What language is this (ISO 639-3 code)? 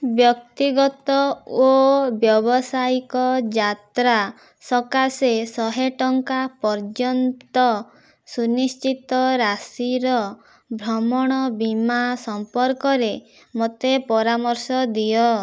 ori